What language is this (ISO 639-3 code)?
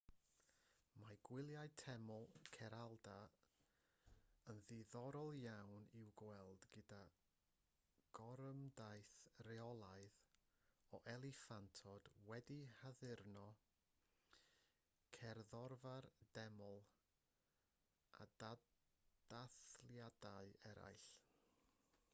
cym